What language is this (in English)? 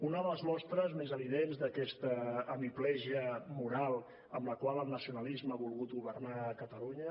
Catalan